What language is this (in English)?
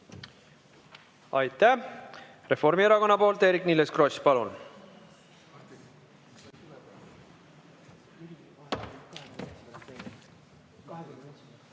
Estonian